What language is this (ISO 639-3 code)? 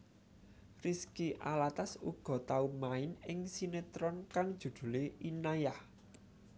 jav